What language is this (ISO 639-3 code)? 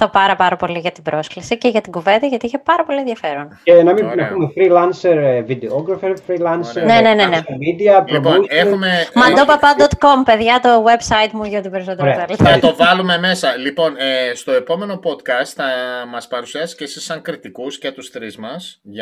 ell